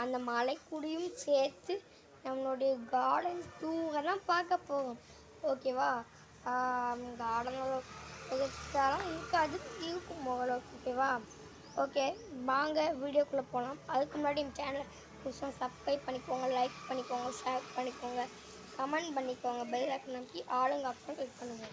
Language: Thai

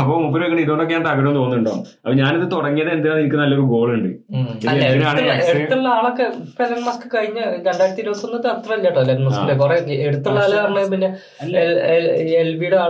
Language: Malayalam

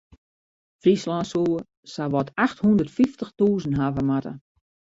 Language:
Western Frisian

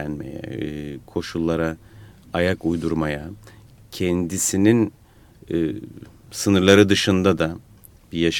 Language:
Turkish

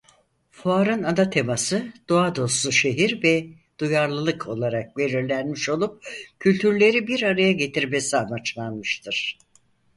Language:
Turkish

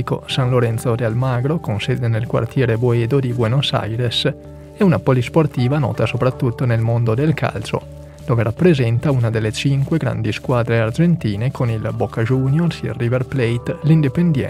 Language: Italian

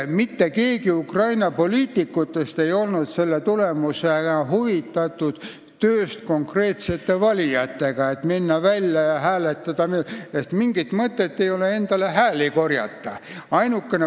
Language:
Estonian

